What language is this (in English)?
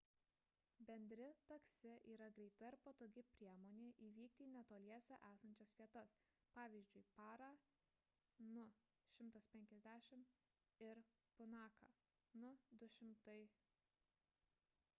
Lithuanian